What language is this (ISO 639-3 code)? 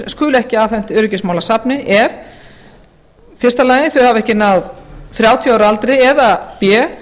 isl